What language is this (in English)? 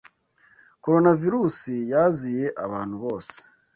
Kinyarwanda